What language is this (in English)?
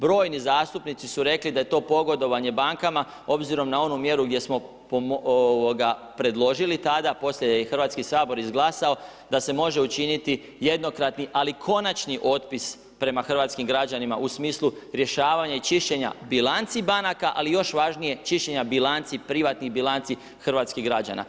Croatian